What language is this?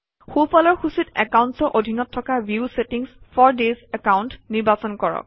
Assamese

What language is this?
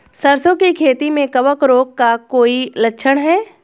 Hindi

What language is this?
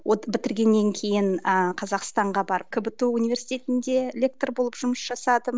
Kazakh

